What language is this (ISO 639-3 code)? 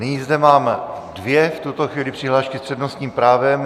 ces